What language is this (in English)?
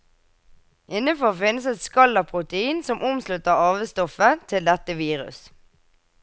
Norwegian